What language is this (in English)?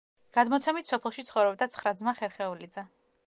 Georgian